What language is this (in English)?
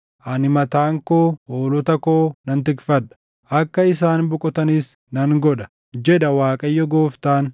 Oromo